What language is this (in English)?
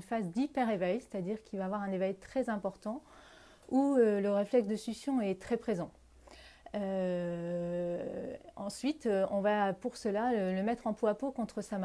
French